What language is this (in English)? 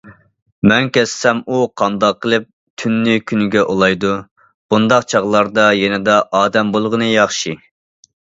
Uyghur